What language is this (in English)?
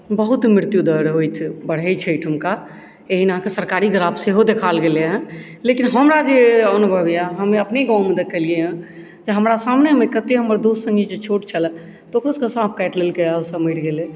Maithili